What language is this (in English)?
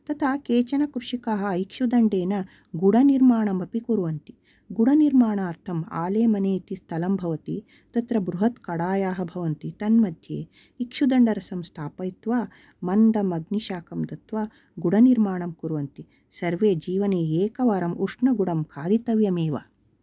Sanskrit